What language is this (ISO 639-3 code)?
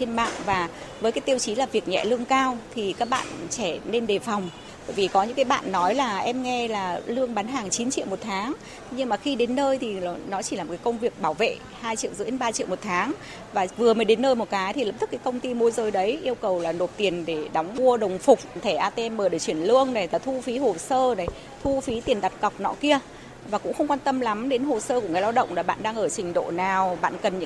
vie